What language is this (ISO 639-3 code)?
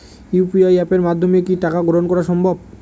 ben